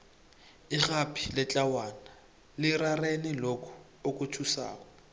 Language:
South Ndebele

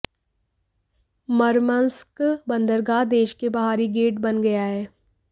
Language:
Hindi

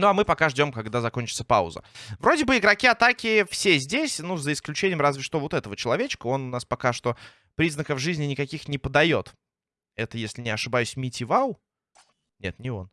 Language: Russian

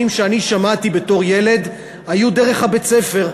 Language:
Hebrew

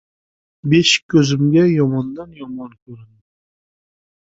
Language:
Uzbek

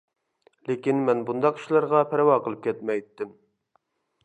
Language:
Uyghur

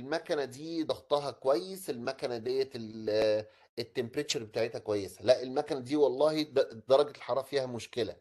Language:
Arabic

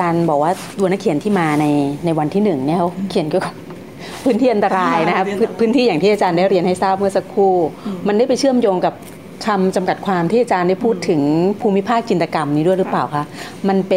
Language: Thai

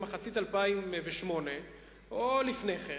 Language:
Hebrew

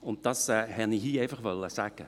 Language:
Swiss German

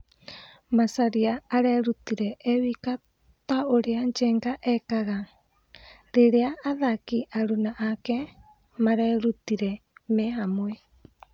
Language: Kikuyu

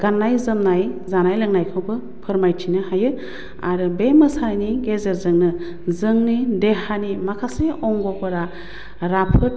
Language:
Bodo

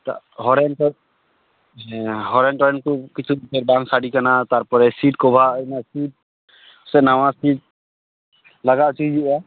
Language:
Santali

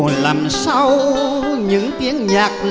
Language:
Vietnamese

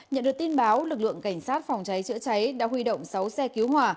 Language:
Vietnamese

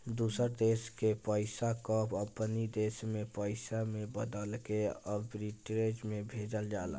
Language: Bhojpuri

